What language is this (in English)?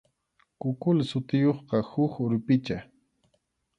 Arequipa-La Unión Quechua